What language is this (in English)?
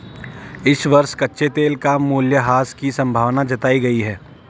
Hindi